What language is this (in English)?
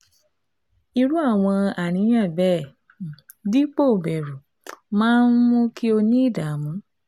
Yoruba